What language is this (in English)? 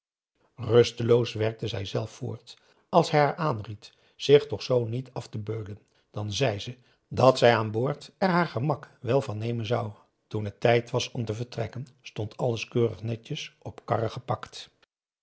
Dutch